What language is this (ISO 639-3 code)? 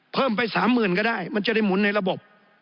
tha